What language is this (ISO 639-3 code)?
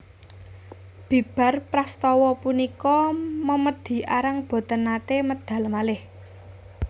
jav